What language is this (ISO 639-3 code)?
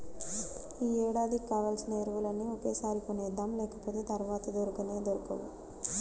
tel